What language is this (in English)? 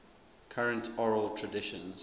English